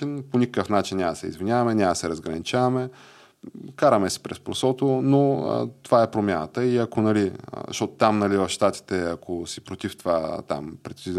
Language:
Bulgarian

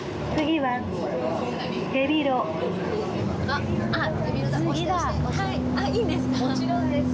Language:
Japanese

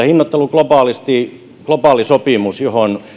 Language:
Finnish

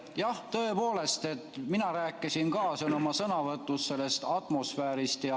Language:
Estonian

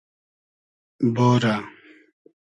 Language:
Hazaragi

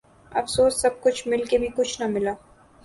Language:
Urdu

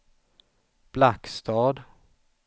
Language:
Swedish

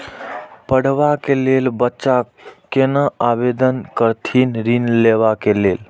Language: Maithili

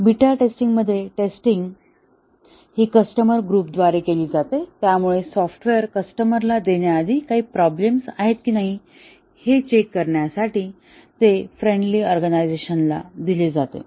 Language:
Marathi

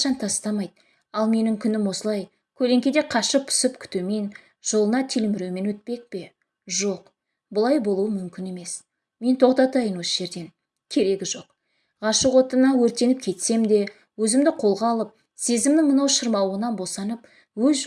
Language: Turkish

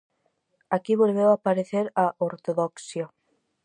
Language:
Galician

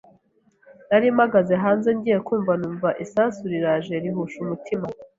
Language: Kinyarwanda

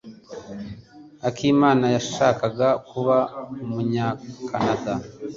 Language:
Kinyarwanda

